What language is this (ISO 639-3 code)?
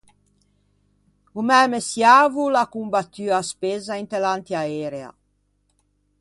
lij